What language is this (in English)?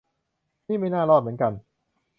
Thai